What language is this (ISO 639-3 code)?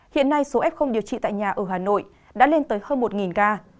vie